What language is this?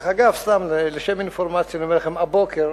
Hebrew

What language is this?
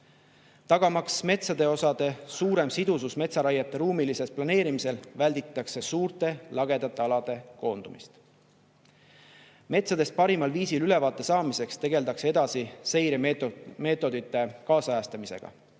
Estonian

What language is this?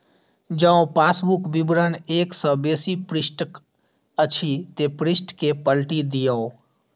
Maithili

